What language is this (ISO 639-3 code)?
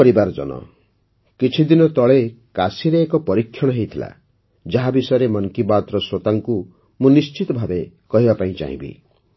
ori